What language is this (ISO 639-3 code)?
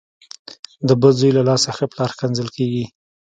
pus